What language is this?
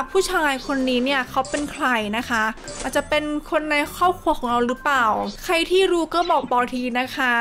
Thai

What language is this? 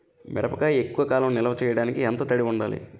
Telugu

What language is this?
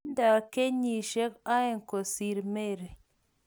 Kalenjin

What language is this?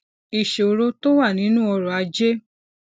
Yoruba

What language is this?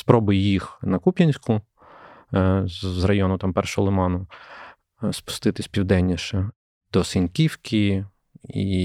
Ukrainian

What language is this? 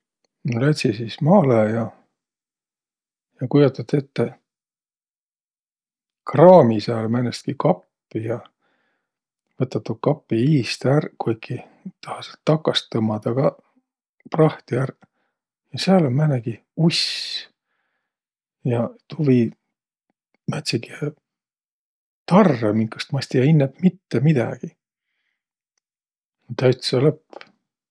Võro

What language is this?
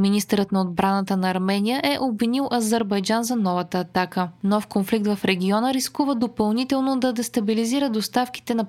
Bulgarian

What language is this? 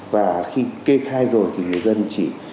Vietnamese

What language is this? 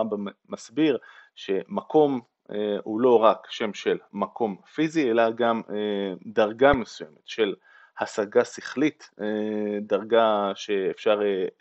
Hebrew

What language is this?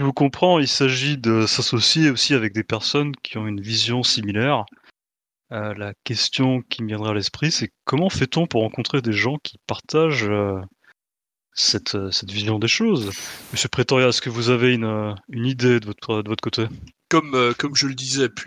French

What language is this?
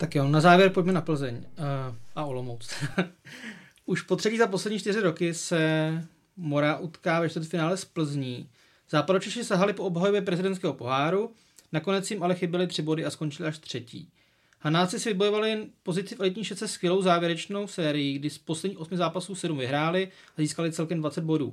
Czech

